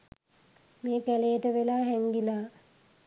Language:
Sinhala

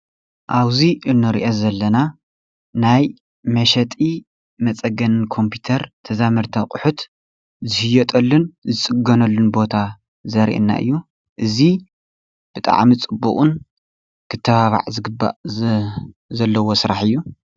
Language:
Tigrinya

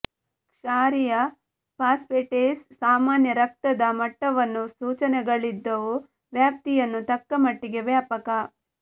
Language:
Kannada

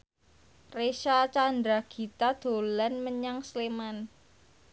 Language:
Javanese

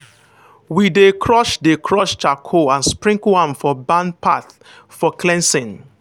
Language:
Nigerian Pidgin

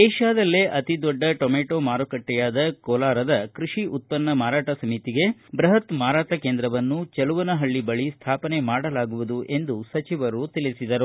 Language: Kannada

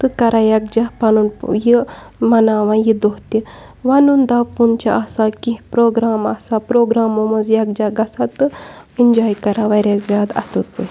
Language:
Kashmiri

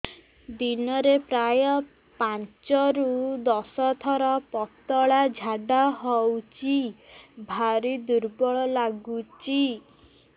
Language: Odia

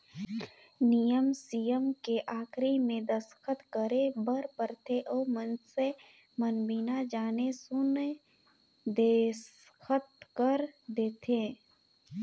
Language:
Chhattisgarhi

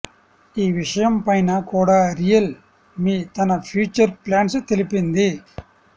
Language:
Telugu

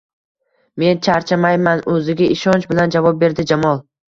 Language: Uzbek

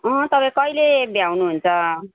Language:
Nepali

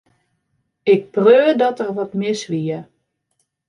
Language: Western Frisian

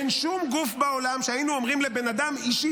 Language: Hebrew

